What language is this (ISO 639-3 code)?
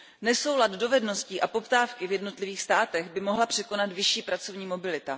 ces